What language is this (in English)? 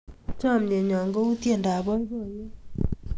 Kalenjin